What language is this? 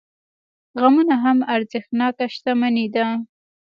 Pashto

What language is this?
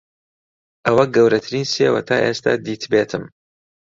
Central Kurdish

